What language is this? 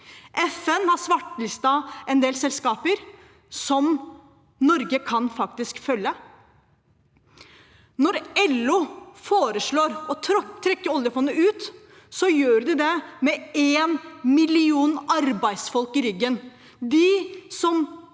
Norwegian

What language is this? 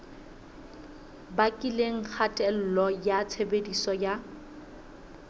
Southern Sotho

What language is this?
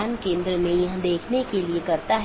Hindi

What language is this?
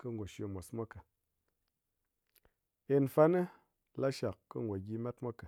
Ngas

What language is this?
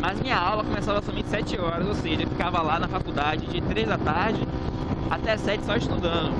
Portuguese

